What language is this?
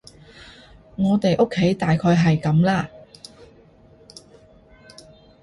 Cantonese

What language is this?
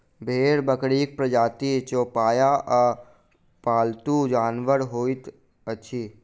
Maithili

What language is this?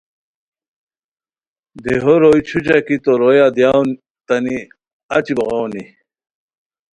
Khowar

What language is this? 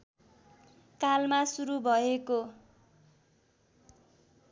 Nepali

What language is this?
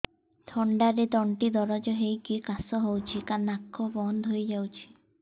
Odia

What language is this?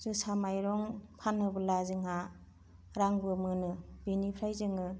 Bodo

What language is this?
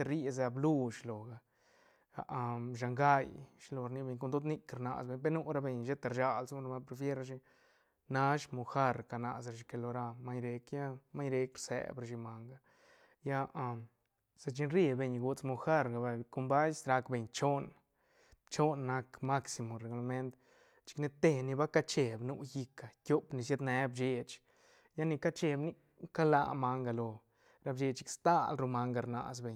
Santa Catarina Albarradas Zapotec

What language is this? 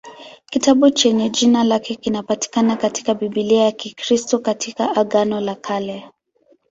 Swahili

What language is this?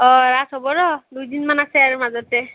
Assamese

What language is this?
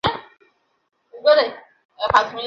Bangla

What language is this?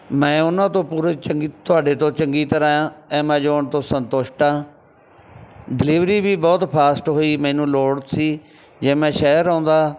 Punjabi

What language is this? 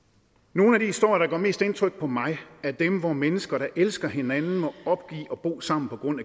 Danish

